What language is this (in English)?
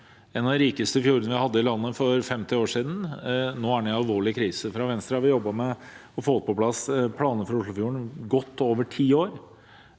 Norwegian